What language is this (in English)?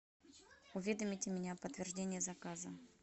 Russian